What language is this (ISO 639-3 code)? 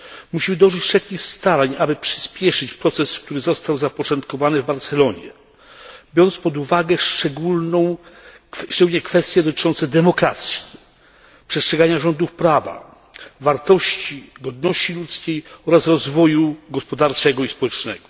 pol